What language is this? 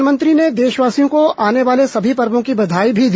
Hindi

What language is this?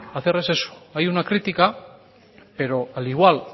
Spanish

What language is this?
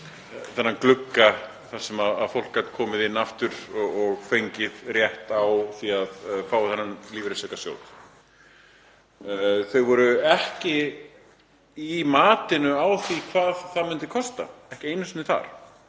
Icelandic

